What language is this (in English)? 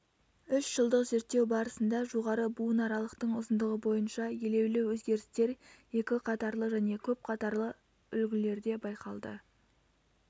Kazakh